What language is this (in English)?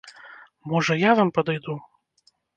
Belarusian